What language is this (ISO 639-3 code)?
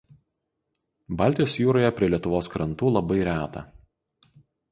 lit